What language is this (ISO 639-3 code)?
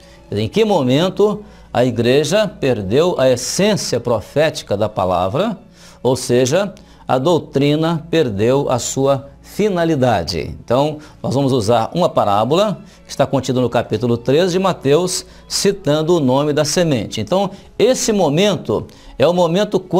por